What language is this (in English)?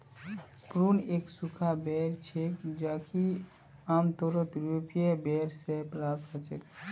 Magahi